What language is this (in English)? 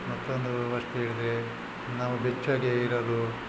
Kannada